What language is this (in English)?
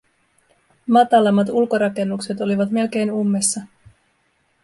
Finnish